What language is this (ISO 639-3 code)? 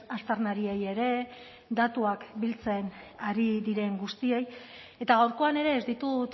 eus